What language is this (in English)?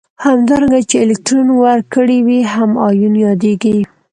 Pashto